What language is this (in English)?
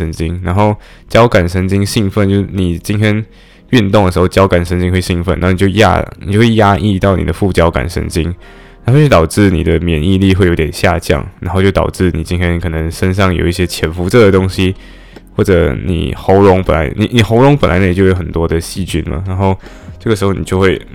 Chinese